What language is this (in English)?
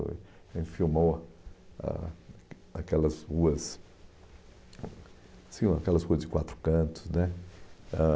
Portuguese